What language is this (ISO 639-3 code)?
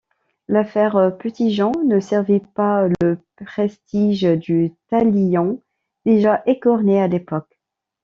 fra